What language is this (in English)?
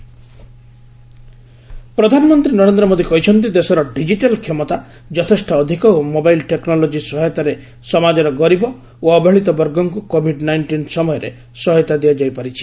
Odia